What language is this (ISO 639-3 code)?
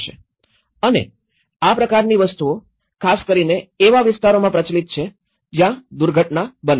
guj